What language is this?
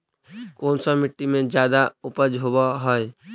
Magahi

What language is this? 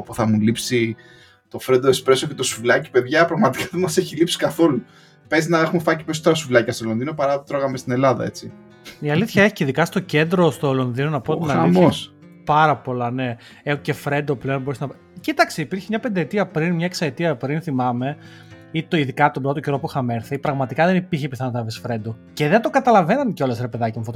Greek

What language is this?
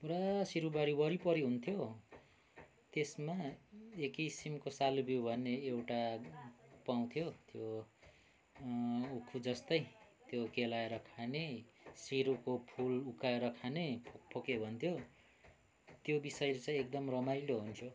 Nepali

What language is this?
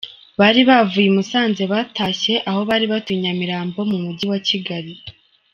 Kinyarwanda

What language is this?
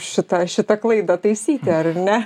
Lithuanian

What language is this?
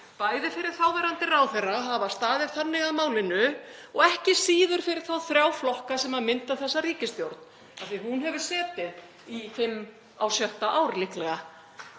Icelandic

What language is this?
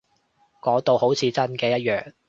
Cantonese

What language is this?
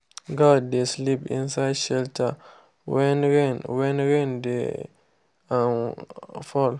Nigerian Pidgin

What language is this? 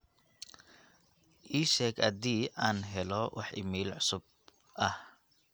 Somali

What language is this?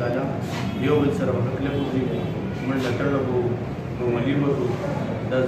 Romanian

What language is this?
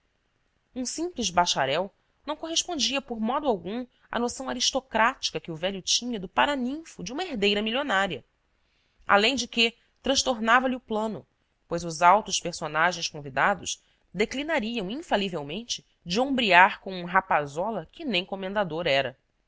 Portuguese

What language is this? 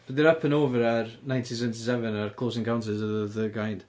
Welsh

